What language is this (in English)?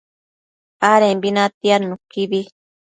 Matsés